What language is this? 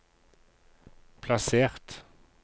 Norwegian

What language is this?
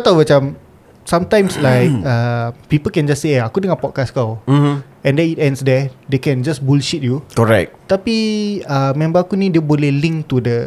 Malay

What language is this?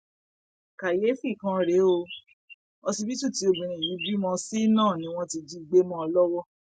Yoruba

